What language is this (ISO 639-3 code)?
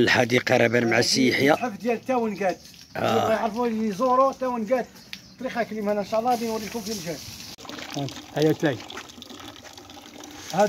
ara